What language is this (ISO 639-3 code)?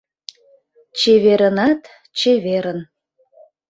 chm